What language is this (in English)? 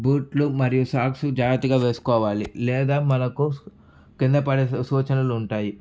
Telugu